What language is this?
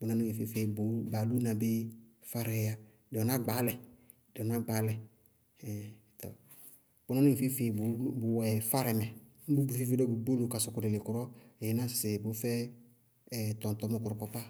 Bago-Kusuntu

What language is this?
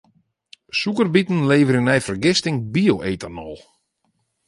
Western Frisian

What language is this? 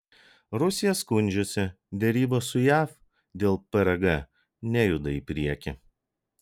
Lithuanian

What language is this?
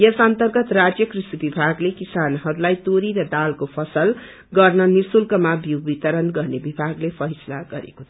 Nepali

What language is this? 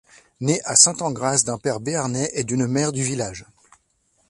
French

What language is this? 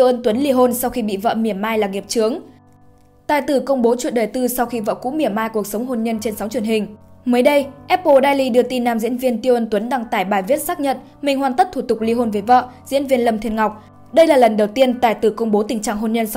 Vietnamese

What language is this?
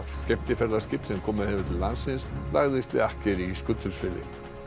Icelandic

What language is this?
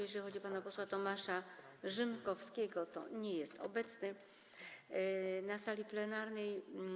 Polish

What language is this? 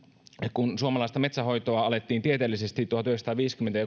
Finnish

